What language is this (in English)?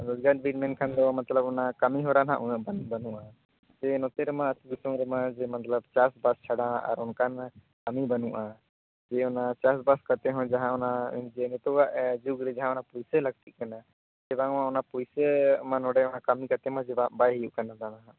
Santali